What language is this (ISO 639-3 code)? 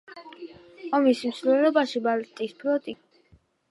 kat